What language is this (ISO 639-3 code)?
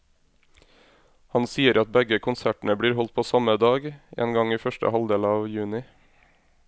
nor